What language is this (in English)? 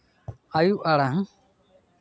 Santali